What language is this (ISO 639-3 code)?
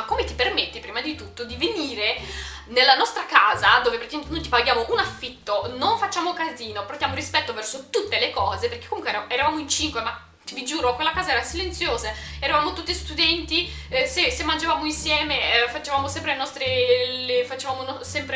ita